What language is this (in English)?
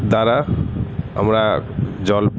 Bangla